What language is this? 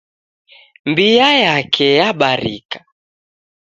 Taita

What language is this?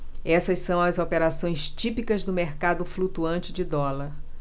Portuguese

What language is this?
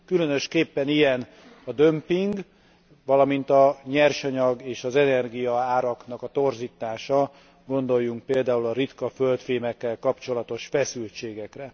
Hungarian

